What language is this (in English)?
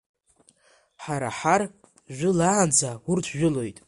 Abkhazian